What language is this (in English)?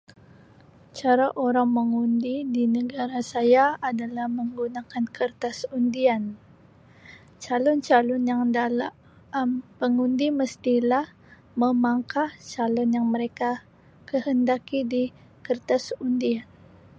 Sabah Malay